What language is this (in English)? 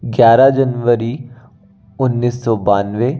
Hindi